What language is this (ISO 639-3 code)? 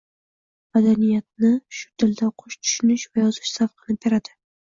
uzb